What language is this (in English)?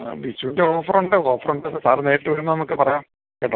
Malayalam